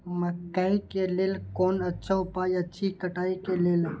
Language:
Maithili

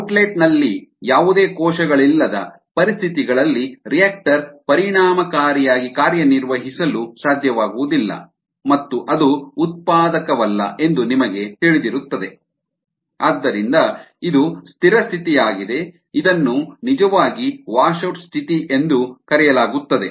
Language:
Kannada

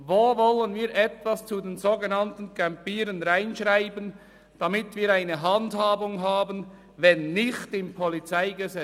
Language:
Swiss German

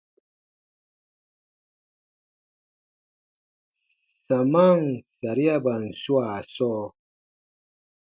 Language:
Baatonum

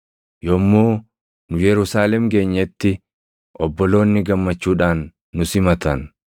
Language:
Oromo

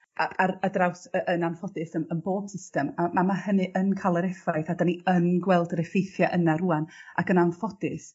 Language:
Welsh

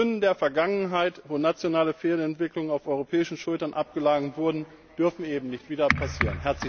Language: German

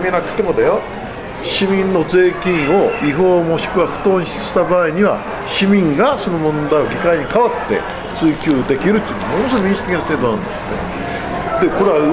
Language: Japanese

